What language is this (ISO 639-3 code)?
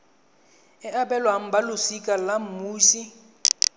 tsn